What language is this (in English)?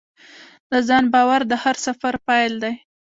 Pashto